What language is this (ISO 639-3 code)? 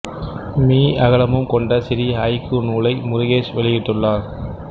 tam